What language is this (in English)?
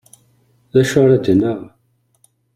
Kabyle